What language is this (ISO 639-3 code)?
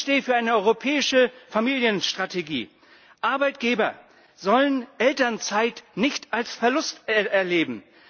deu